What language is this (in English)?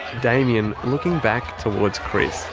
English